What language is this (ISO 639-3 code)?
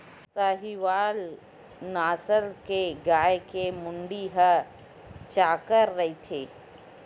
hne